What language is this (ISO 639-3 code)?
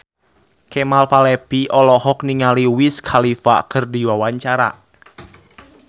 sun